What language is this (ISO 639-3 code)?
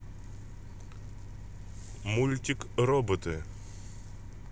rus